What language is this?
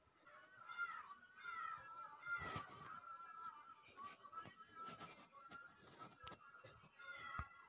Magahi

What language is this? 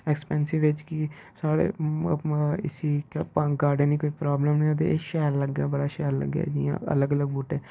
Dogri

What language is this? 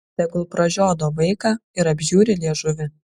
Lithuanian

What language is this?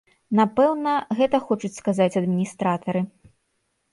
Belarusian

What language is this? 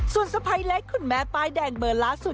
Thai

